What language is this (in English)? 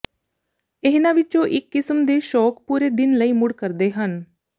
Punjabi